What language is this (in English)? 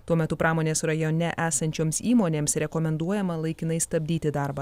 Lithuanian